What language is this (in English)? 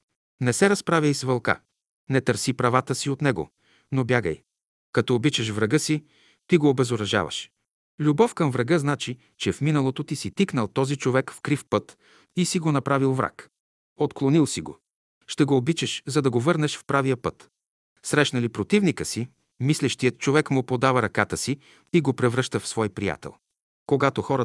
Bulgarian